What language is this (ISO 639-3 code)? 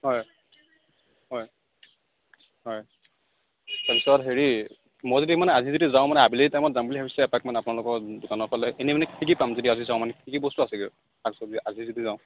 asm